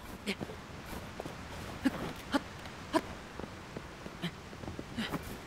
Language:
German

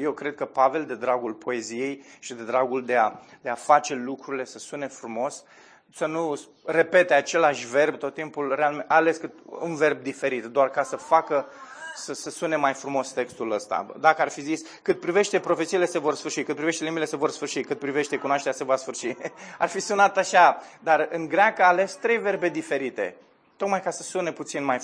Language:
Romanian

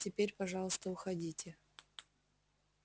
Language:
Russian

